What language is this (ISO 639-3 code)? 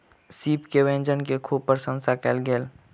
mai